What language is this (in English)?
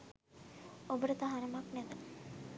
Sinhala